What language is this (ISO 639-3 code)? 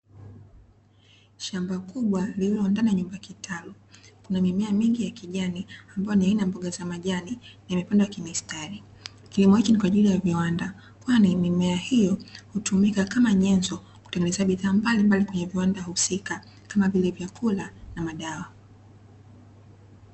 swa